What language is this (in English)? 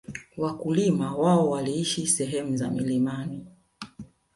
Swahili